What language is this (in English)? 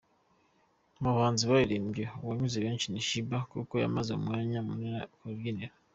Kinyarwanda